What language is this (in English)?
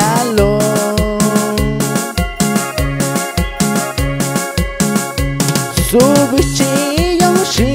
Vietnamese